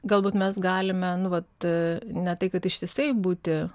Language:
Lithuanian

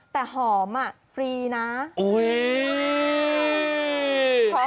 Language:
Thai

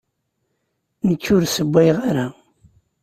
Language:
Kabyle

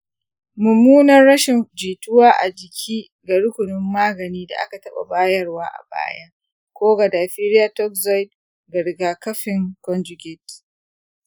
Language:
Hausa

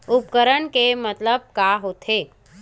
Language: Chhattisgarhi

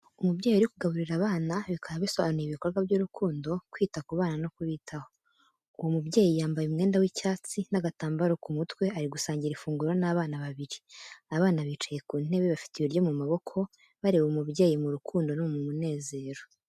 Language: Kinyarwanda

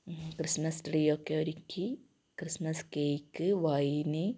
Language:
Malayalam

